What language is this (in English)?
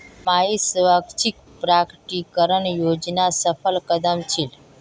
Magahi